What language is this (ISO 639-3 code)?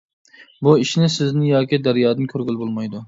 uig